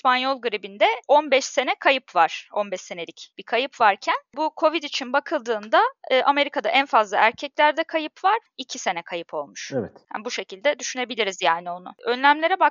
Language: Turkish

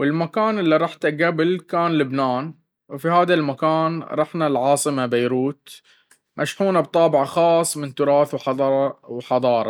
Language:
Baharna Arabic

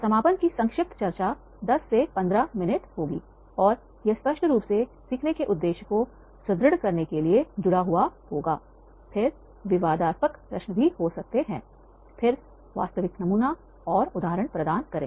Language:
Hindi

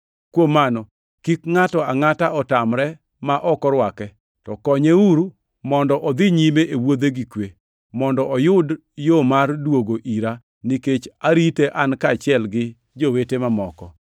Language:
Luo (Kenya and Tanzania)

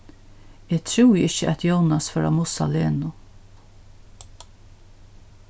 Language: Faroese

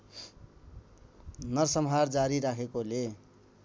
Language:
Nepali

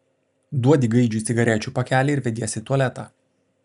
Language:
Lithuanian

